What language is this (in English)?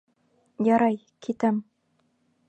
Bashkir